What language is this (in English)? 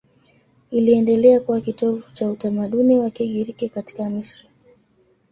Swahili